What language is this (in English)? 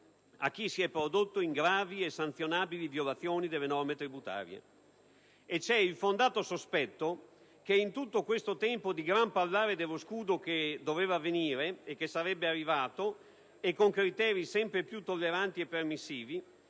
Italian